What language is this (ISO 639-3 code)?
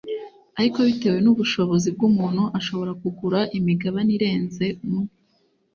kin